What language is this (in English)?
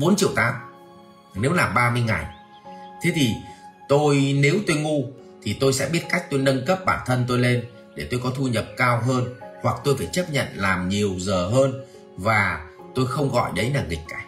Vietnamese